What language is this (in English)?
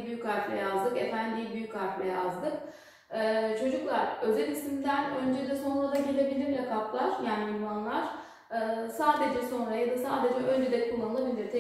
Turkish